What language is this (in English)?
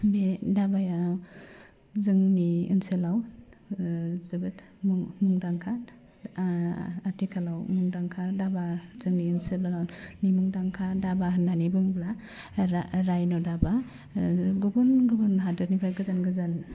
Bodo